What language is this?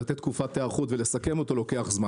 Hebrew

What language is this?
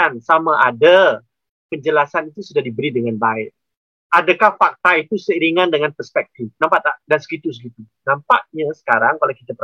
Malay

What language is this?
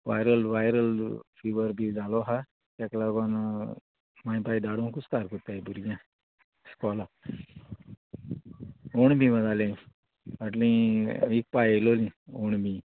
Konkani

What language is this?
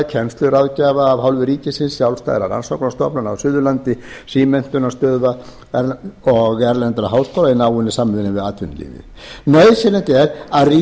Icelandic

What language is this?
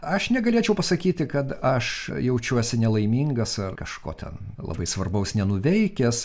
Lithuanian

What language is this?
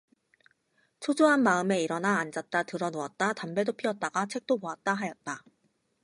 Korean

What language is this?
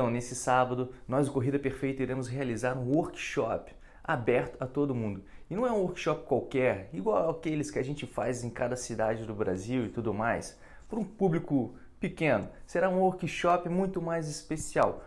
Portuguese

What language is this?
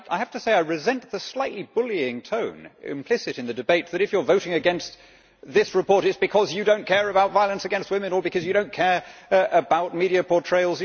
English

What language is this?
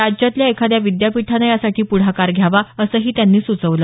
Marathi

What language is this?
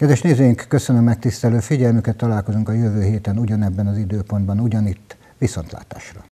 Hungarian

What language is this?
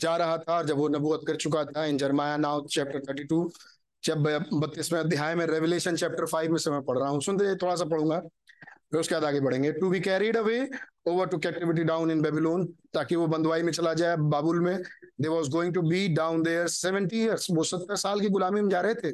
Hindi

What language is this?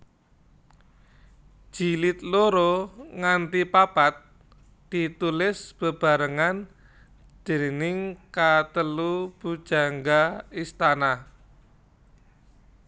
Javanese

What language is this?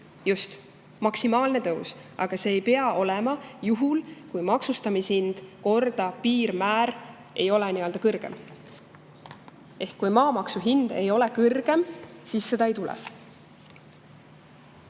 Estonian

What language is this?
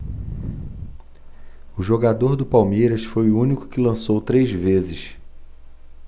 Portuguese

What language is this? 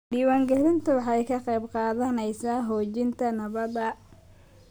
Somali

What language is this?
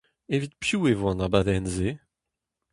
Breton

